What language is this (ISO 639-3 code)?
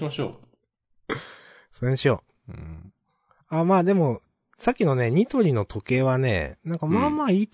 jpn